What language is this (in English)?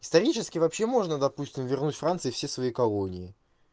Russian